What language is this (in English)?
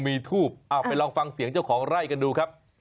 Thai